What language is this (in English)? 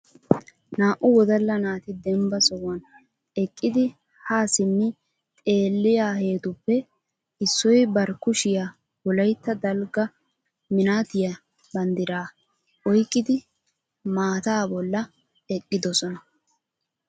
Wolaytta